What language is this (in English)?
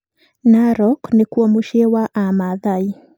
Kikuyu